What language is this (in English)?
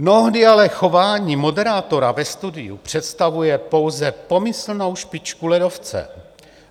Czech